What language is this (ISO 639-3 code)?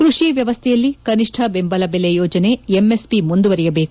kan